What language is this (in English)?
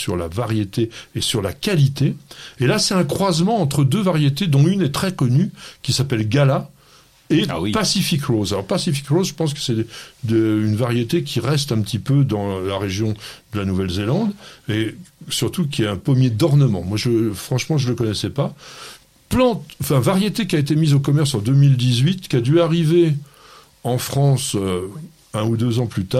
French